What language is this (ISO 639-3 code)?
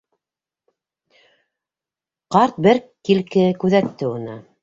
bak